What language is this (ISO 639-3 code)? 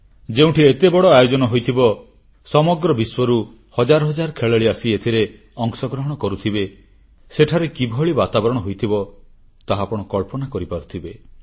ori